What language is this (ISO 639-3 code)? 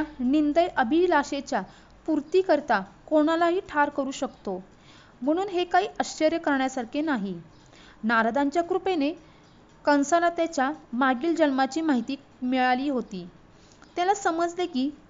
mar